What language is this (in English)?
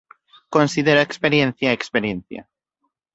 Galician